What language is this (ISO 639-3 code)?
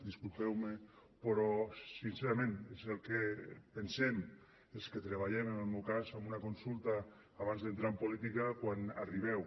cat